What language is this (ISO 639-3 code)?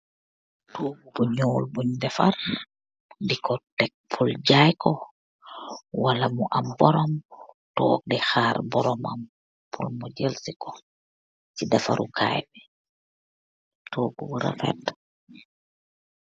wol